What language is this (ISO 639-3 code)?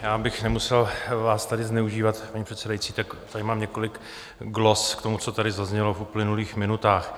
ces